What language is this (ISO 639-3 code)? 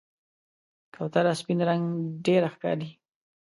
pus